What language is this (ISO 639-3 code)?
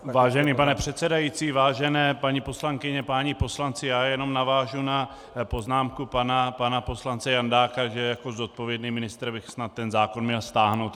ces